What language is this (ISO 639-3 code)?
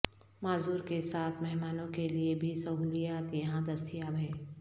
urd